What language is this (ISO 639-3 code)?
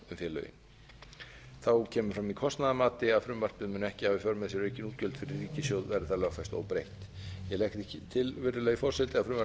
isl